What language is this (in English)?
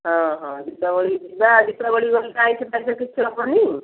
Odia